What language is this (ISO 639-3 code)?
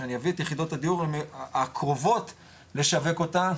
heb